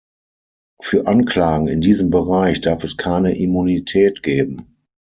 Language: German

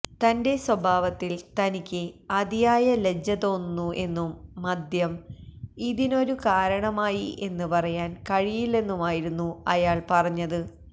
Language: Malayalam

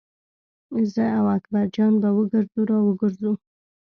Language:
Pashto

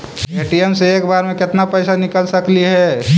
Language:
Magahi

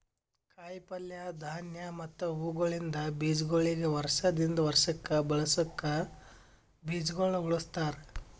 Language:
Kannada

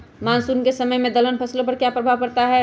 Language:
Magahi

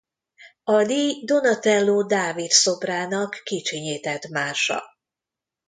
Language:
Hungarian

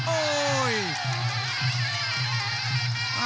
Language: Thai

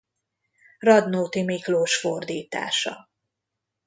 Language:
Hungarian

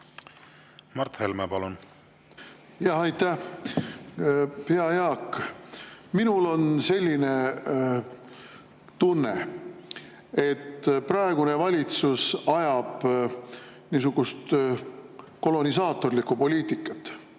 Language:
Estonian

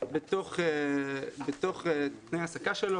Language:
Hebrew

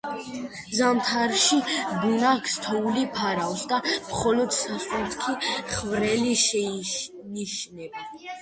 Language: Georgian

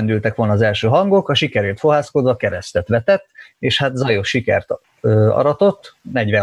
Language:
Hungarian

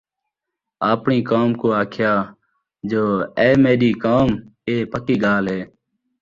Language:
Saraiki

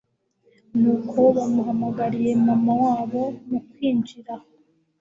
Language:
Kinyarwanda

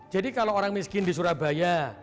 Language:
Indonesian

